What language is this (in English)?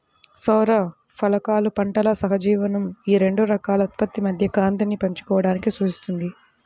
Telugu